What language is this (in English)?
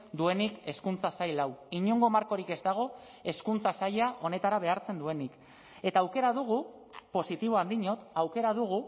Basque